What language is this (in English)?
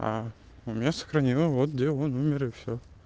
Russian